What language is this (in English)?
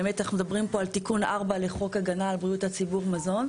Hebrew